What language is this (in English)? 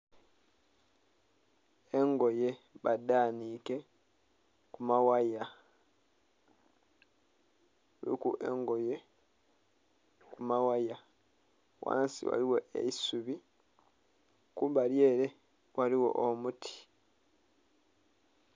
Soga